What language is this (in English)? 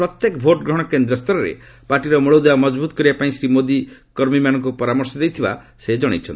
Odia